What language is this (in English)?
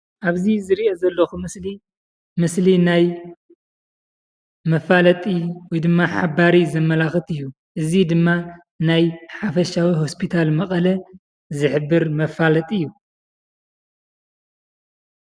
Tigrinya